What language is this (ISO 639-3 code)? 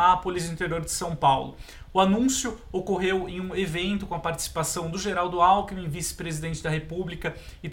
por